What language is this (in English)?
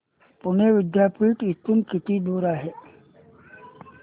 Marathi